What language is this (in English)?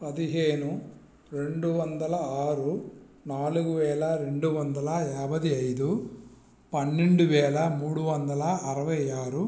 Telugu